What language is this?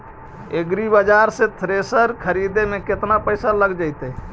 Magahi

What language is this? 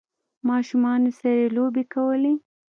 Pashto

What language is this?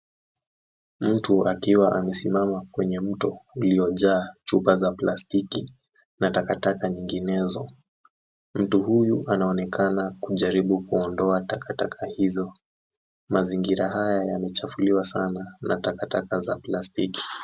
Swahili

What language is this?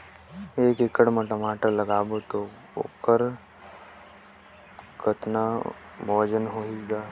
Chhattisgarhi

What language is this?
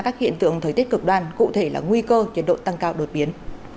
Vietnamese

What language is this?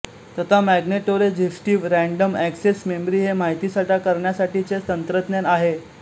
Marathi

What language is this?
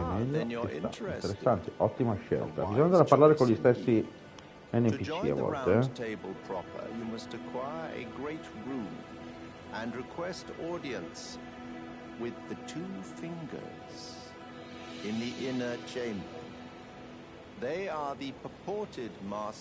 Italian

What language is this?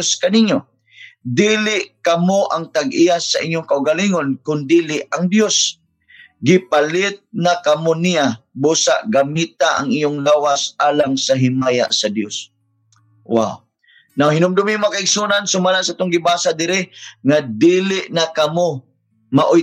Filipino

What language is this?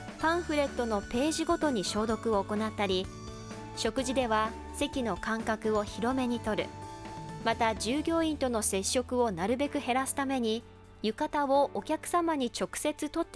Japanese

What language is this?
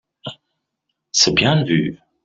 French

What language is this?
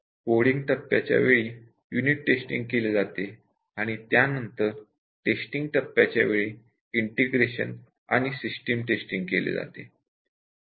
Marathi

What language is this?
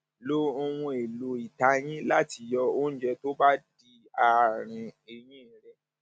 Yoruba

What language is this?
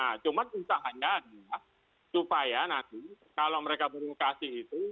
Indonesian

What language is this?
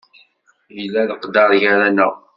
Kabyle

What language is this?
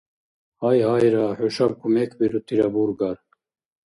Dargwa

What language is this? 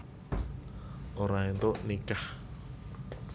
Javanese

